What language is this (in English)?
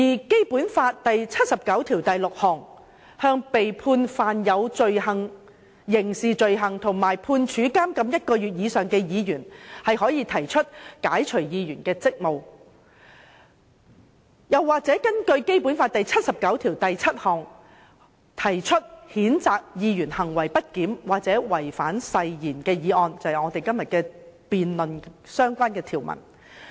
Cantonese